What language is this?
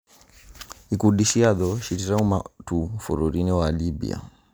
Kikuyu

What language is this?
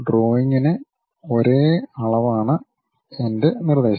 Malayalam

